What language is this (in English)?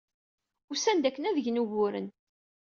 Kabyle